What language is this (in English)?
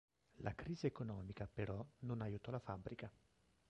Italian